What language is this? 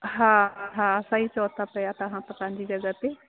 Sindhi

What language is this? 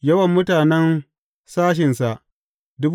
Hausa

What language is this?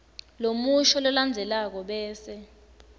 Swati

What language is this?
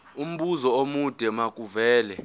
Zulu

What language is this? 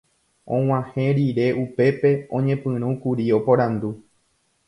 Guarani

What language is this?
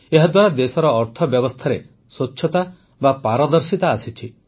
Odia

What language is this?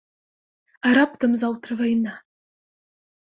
Belarusian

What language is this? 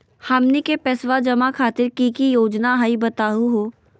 Magahi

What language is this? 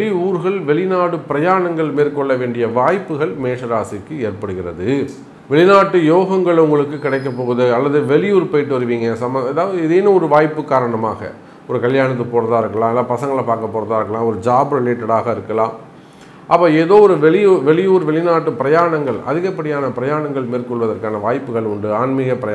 Tamil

